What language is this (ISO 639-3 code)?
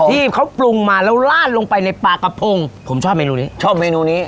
tha